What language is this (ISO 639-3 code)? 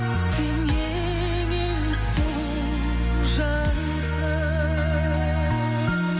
kaz